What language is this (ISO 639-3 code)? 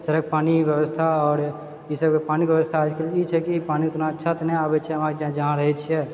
mai